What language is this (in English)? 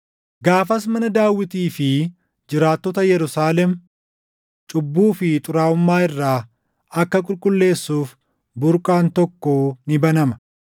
Oromo